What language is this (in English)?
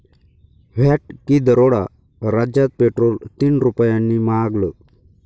Marathi